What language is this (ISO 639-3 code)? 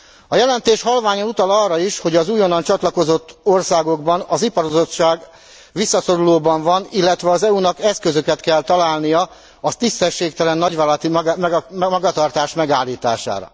hun